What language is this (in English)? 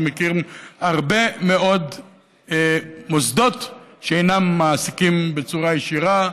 Hebrew